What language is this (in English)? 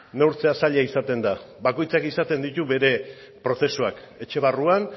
Basque